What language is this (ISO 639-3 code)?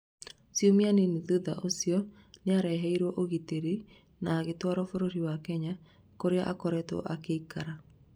kik